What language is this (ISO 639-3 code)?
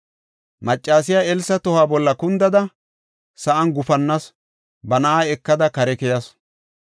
gof